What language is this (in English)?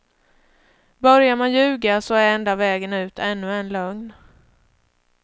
Swedish